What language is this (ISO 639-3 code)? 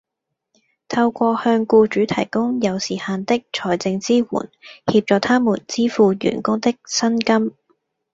yue